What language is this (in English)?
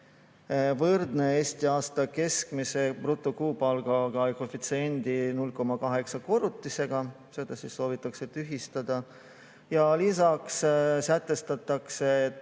Estonian